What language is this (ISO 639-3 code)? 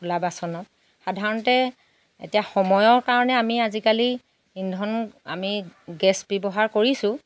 asm